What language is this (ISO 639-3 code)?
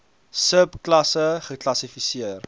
afr